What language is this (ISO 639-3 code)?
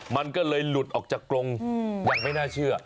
tha